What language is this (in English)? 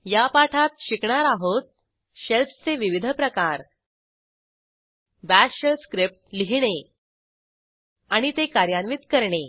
Marathi